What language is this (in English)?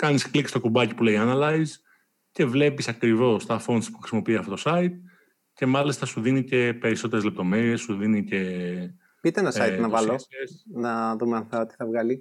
Greek